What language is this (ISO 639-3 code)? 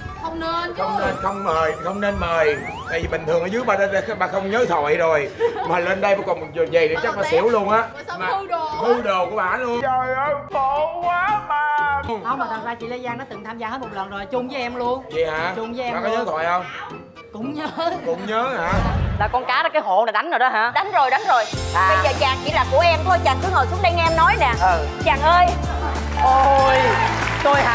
vie